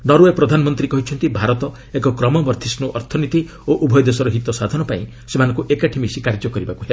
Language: Odia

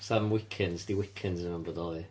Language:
Welsh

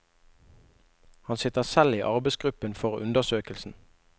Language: Norwegian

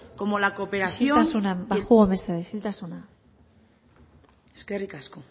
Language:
Basque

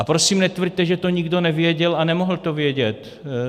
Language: Czech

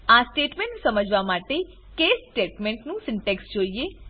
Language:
Gujarati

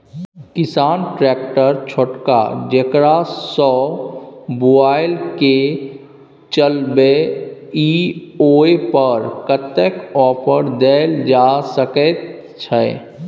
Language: Maithili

